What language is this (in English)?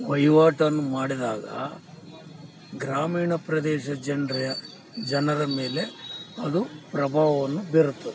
Kannada